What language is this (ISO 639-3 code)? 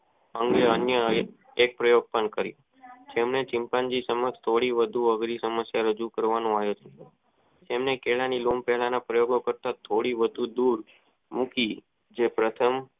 guj